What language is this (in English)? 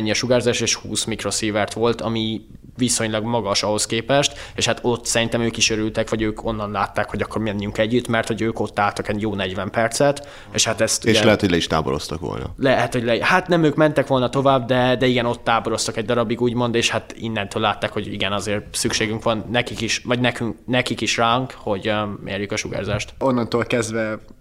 Hungarian